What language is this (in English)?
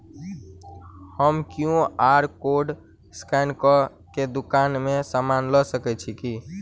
Maithili